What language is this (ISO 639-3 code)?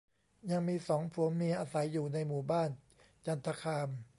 tha